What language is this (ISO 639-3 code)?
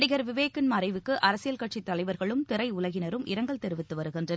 tam